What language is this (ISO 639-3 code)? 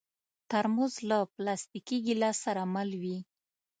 pus